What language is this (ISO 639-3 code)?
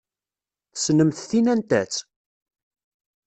kab